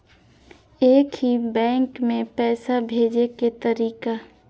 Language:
Maithili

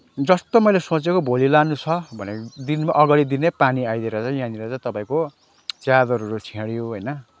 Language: Nepali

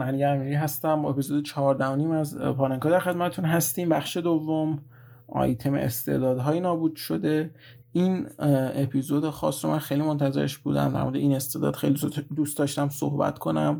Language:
Persian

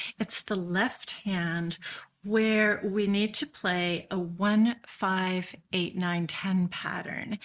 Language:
English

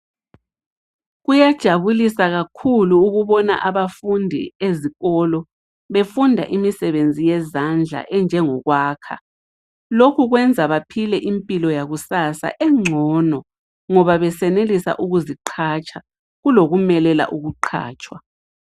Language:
North Ndebele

